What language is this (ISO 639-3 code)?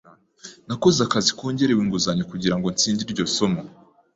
kin